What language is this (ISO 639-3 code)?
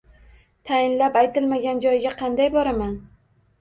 uzb